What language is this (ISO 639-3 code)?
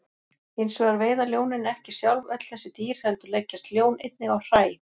isl